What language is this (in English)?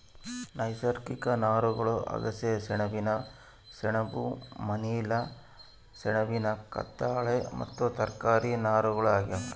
Kannada